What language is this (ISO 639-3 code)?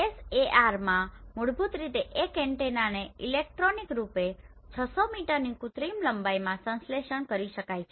guj